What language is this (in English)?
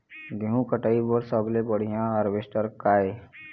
Chhattisgarhi